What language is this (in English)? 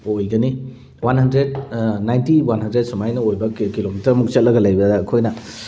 Manipuri